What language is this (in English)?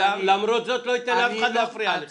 Hebrew